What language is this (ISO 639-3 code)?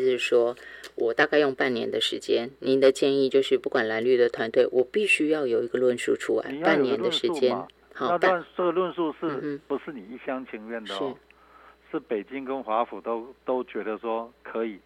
zho